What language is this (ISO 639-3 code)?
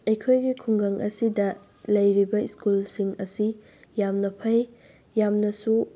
mni